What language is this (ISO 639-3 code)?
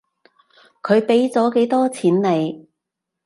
yue